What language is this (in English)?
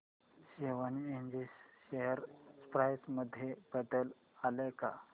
Marathi